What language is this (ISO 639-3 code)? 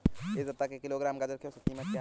hin